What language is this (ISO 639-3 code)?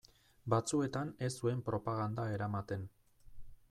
eus